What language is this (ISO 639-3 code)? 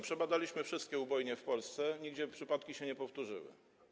pol